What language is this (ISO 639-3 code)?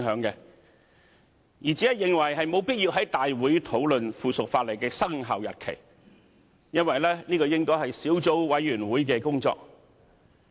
yue